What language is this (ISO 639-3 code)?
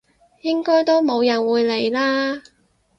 yue